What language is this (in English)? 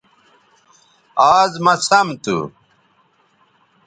Bateri